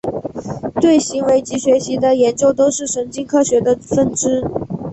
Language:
Chinese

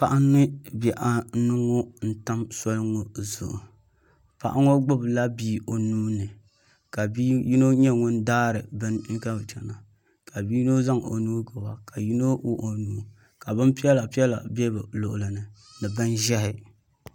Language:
Dagbani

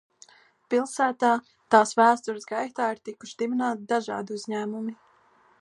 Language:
Latvian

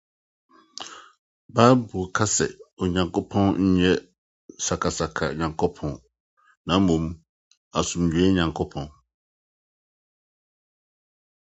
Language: Akan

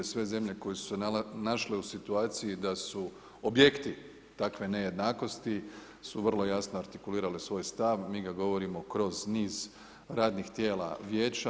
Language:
Croatian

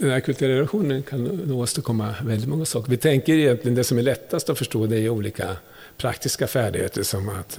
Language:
Swedish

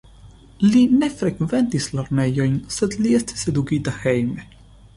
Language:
Esperanto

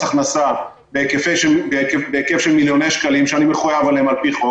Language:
Hebrew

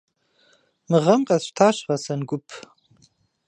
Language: Kabardian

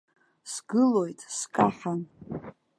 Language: Abkhazian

